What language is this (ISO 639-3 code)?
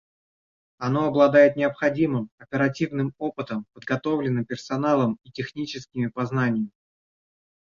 rus